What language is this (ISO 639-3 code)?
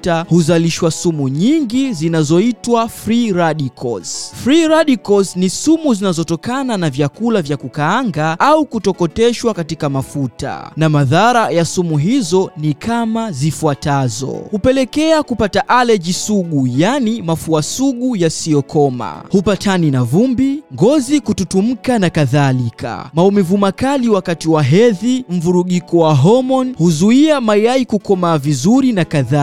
swa